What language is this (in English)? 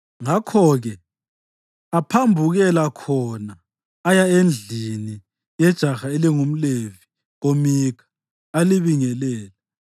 North Ndebele